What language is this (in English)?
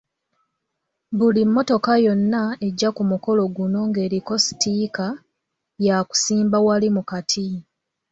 Ganda